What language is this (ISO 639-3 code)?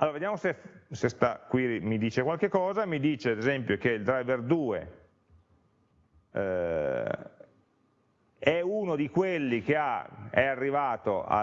ita